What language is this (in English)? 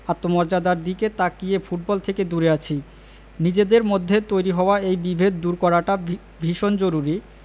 Bangla